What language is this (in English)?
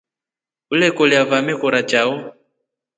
Rombo